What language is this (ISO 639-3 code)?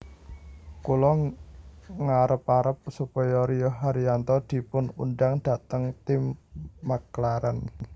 jav